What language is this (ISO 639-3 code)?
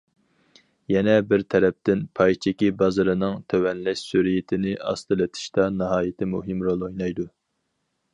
uig